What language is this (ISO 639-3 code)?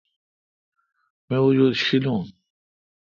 xka